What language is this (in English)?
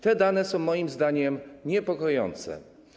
Polish